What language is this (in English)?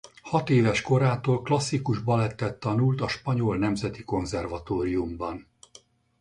Hungarian